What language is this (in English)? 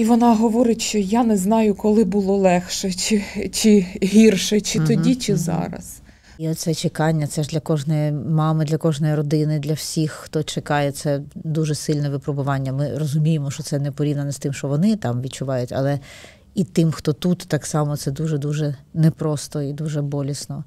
Ukrainian